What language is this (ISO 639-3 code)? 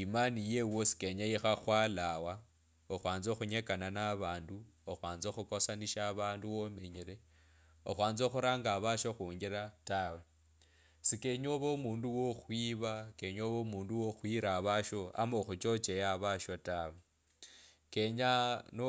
lkb